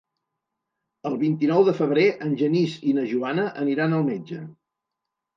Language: Catalan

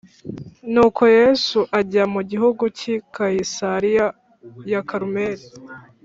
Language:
Kinyarwanda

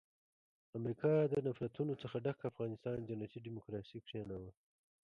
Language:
Pashto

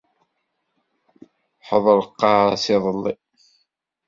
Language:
Kabyle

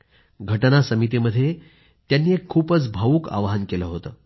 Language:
Marathi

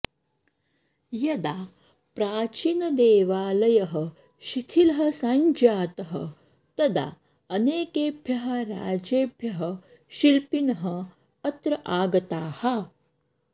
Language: Sanskrit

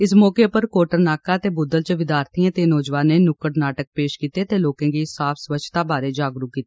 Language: Dogri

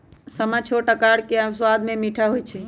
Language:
Magahi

